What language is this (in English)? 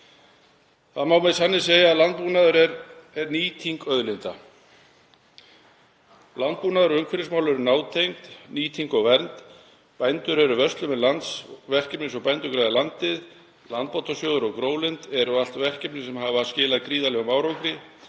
Icelandic